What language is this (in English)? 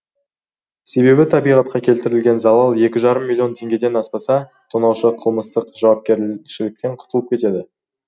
Kazakh